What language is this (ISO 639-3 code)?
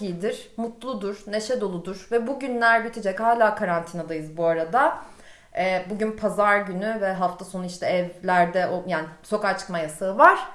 tur